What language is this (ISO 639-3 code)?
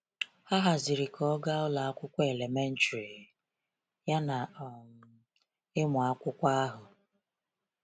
ibo